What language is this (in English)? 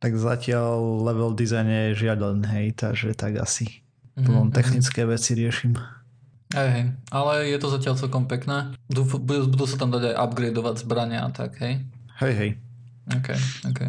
Slovak